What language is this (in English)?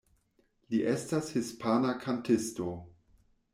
Esperanto